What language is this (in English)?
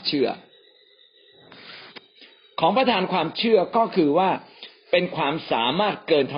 Thai